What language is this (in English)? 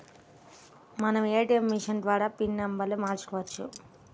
Telugu